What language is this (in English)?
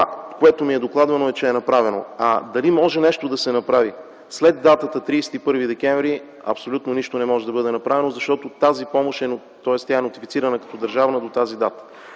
Bulgarian